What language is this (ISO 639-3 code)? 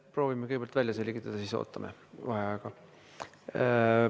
est